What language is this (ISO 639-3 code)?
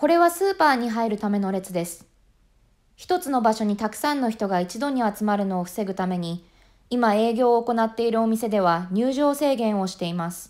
jpn